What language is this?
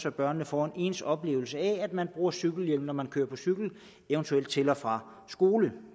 Danish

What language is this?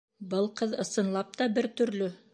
Bashkir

